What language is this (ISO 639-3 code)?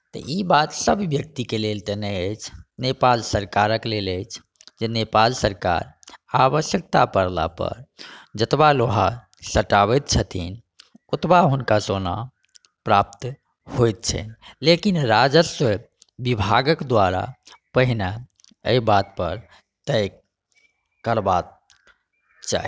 mai